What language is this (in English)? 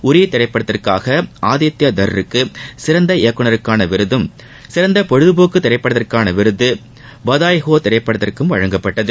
Tamil